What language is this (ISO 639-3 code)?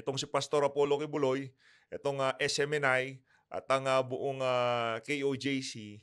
fil